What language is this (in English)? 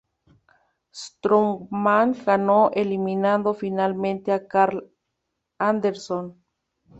Spanish